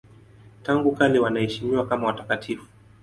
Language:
Swahili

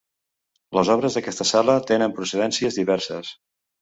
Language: Catalan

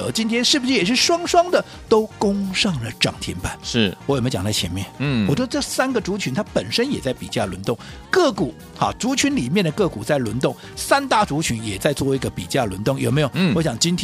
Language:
Chinese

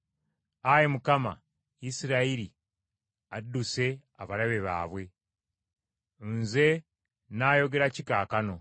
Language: Ganda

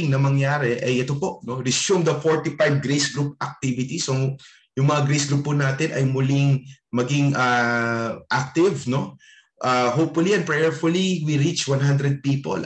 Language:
Filipino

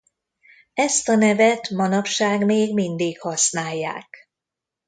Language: Hungarian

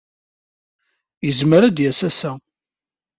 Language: Kabyle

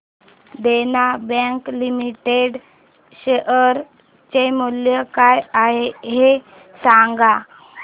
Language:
Marathi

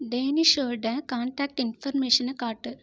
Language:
Tamil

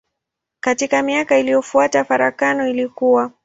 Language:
Swahili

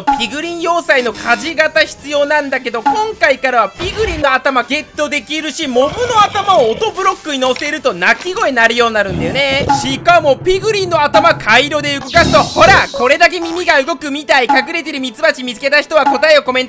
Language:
Japanese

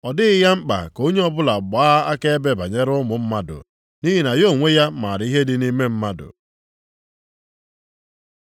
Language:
Igbo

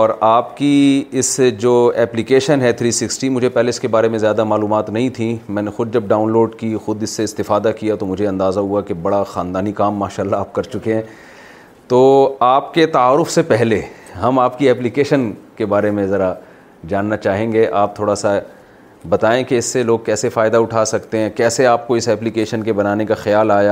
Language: Urdu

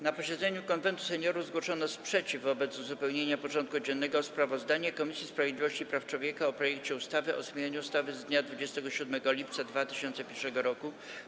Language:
Polish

